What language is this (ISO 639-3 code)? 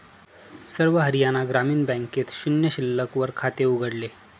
mar